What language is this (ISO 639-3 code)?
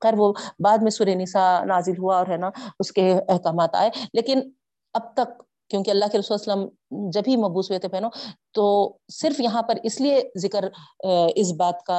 urd